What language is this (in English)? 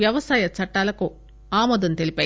Telugu